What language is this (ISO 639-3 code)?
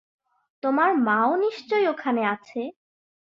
ben